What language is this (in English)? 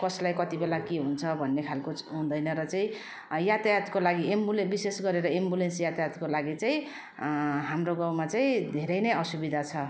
Nepali